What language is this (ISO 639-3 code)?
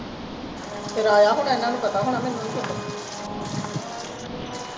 pan